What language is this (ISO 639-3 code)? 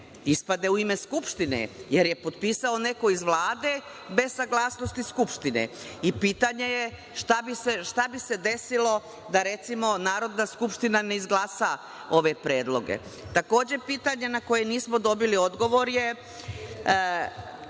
srp